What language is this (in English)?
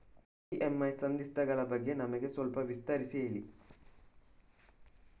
Kannada